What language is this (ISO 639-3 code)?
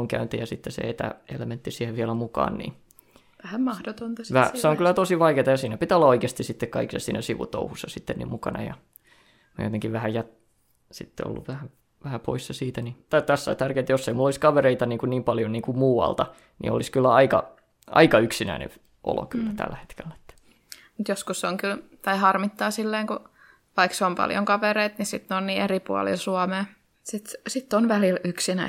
fin